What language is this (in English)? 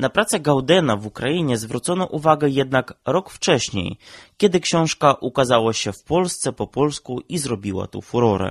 Polish